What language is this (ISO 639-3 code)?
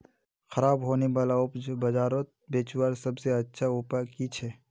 mag